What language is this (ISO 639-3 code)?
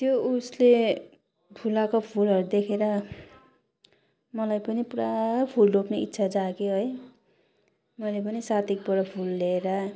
nep